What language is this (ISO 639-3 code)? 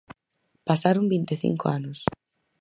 glg